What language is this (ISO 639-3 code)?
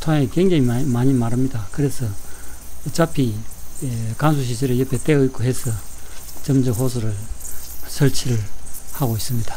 kor